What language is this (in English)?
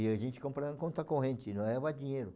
Portuguese